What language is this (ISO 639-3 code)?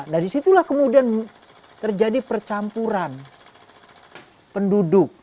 ind